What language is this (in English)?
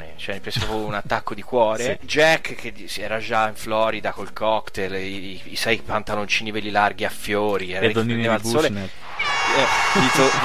Italian